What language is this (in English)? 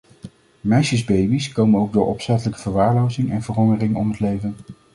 Dutch